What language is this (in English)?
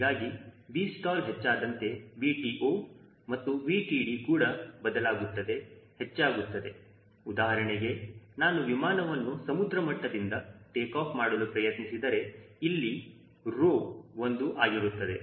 Kannada